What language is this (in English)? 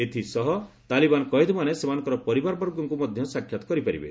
Odia